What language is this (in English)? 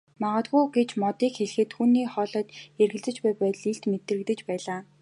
Mongolian